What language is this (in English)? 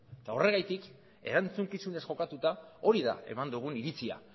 Basque